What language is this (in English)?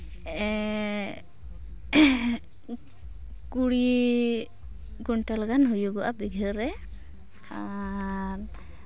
Santali